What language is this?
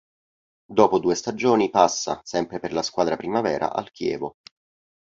Italian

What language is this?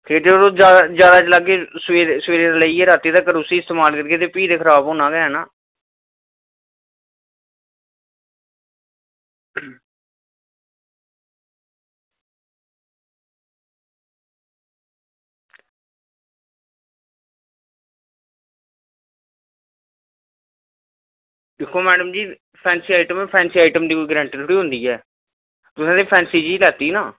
Dogri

